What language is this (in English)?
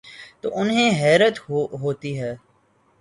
Urdu